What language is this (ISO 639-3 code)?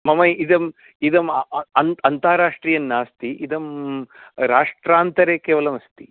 san